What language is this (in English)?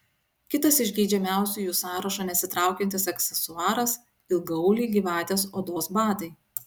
Lithuanian